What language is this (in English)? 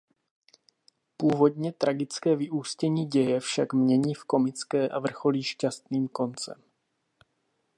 Czech